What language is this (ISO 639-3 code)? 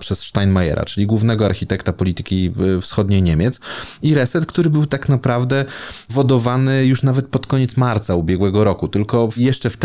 pol